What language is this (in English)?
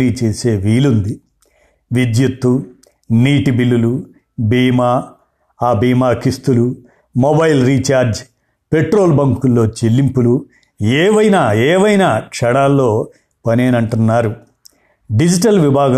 Telugu